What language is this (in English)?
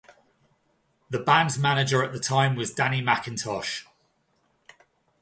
English